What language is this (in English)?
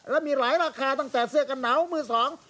Thai